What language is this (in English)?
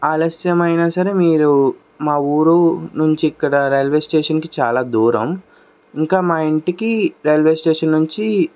Telugu